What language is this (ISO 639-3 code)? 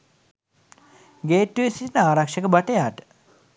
sin